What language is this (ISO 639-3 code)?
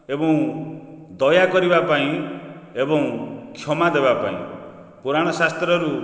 ori